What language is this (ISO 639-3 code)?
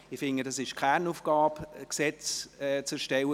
gsw